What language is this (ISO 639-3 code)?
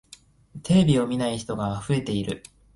jpn